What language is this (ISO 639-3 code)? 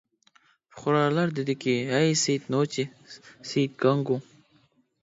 uig